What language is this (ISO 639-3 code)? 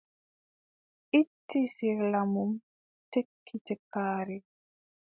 fub